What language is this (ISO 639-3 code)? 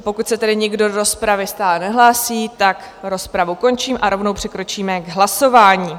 ces